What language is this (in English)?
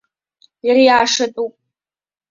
Abkhazian